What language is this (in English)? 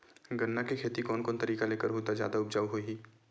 Chhattisgarhi